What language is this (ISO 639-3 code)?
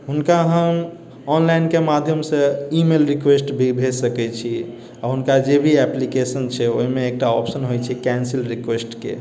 mai